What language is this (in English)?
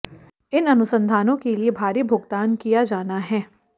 Hindi